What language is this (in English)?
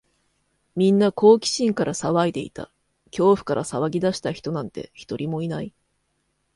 Japanese